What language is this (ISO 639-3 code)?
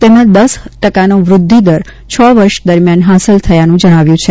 guj